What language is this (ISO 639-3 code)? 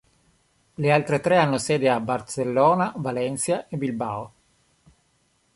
ita